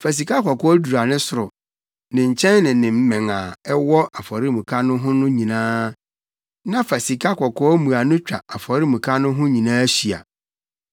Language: Akan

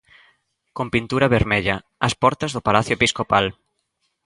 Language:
Galician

